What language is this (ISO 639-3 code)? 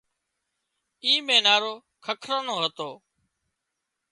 kxp